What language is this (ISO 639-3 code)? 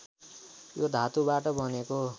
nep